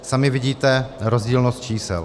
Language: Czech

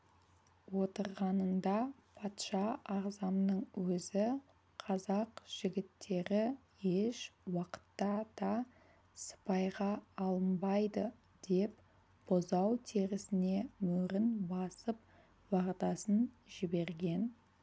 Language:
Kazakh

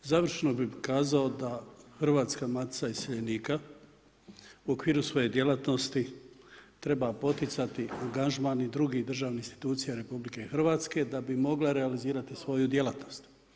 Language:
Croatian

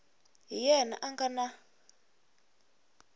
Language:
Tsonga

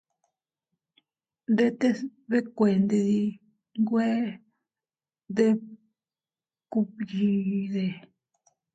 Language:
Teutila Cuicatec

